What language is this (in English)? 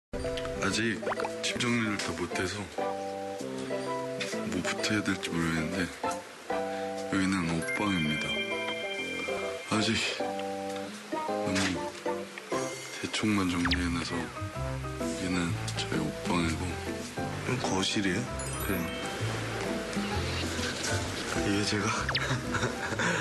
Korean